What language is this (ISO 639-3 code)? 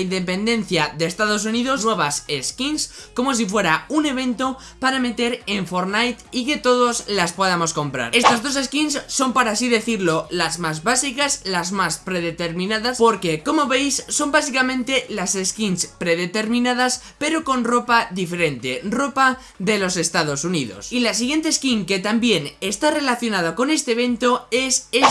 spa